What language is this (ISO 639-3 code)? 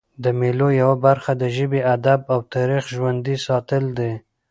pus